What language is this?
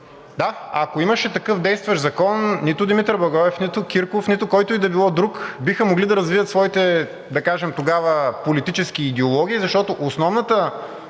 Bulgarian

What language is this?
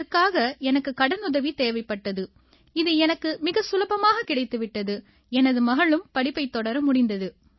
Tamil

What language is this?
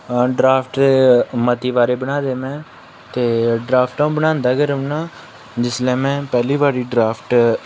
Dogri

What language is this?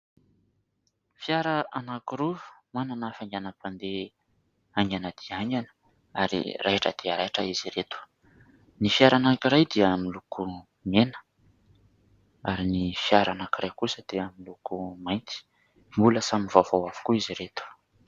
Malagasy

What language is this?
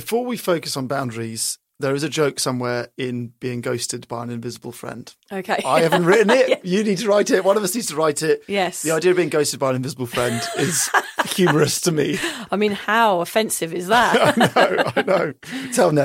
English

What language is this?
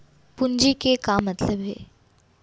Chhattisgarhi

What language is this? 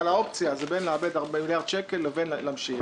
Hebrew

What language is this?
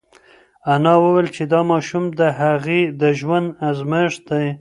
Pashto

